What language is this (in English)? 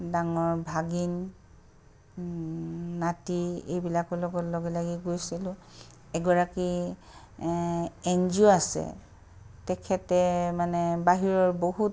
Assamese